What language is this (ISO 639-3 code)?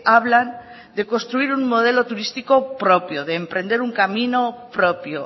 spa